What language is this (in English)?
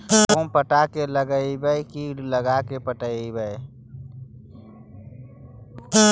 Magahi